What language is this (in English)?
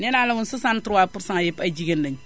Wolof